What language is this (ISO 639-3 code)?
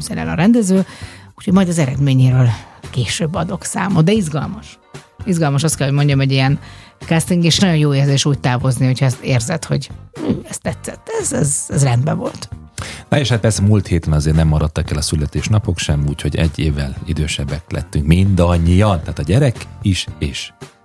hun